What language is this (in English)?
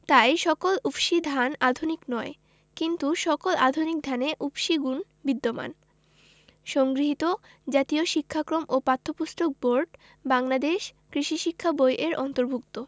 Bangla